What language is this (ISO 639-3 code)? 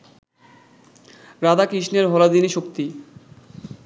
ben